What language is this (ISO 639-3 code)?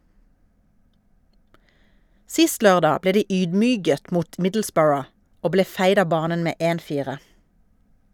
nor